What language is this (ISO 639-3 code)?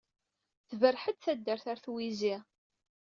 kab